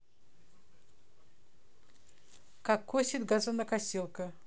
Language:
Russian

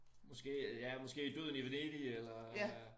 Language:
Danish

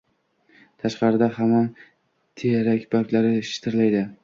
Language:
Uzbek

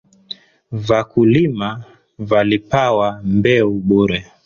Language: Swahili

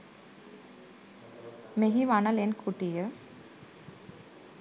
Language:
Sinhala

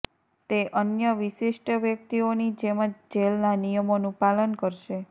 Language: Gujarati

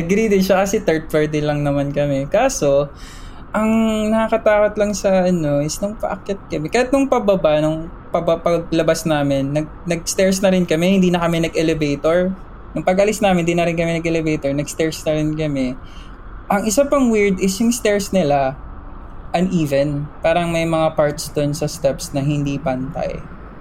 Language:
Filipino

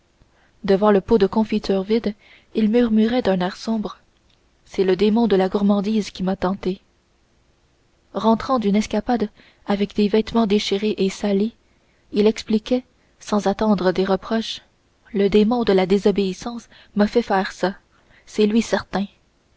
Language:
French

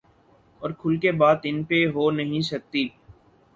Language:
Urdu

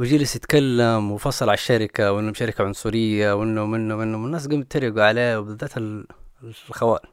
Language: Arabic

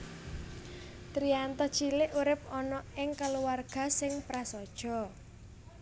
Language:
Javanese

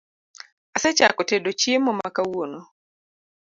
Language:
Luo (Kenya and Tanzania)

